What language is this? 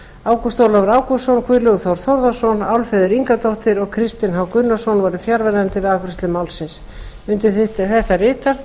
Icelandic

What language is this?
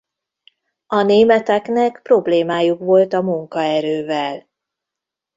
Hungarian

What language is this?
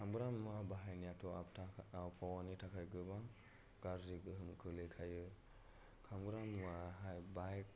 Bodo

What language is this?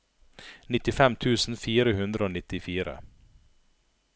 Norwegian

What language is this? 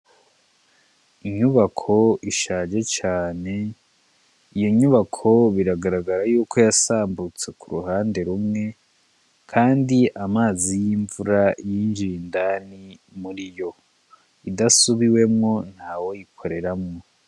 Rundi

